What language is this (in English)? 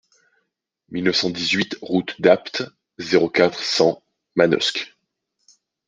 French